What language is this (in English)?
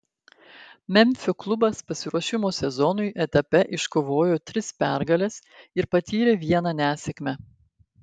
Lithuanian